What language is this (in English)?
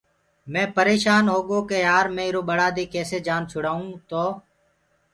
Gurgula